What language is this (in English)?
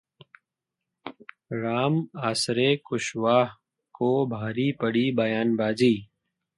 Hindi